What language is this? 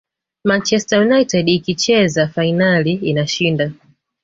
Swahili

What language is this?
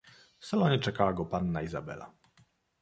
Polish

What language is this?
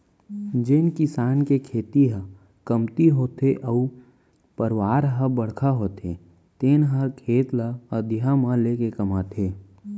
Chhattisgarhi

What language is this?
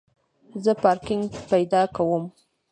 Pashto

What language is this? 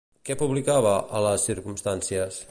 Catalan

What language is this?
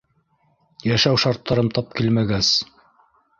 Bashkir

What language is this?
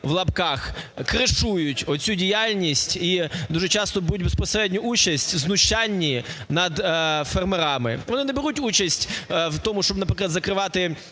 Ukrainian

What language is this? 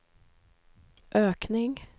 Swedish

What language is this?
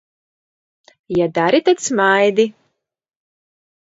Latvian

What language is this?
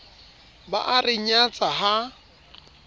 Southern Sotho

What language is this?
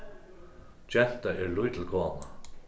Faroese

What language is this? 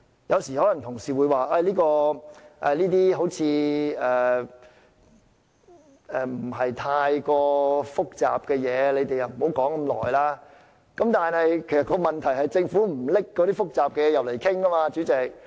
Cantonese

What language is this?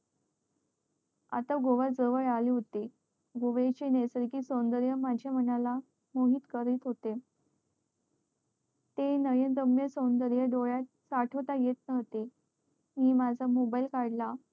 Marathi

